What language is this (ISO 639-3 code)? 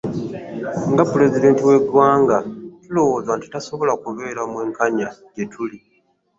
lug